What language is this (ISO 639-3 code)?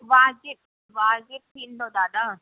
snd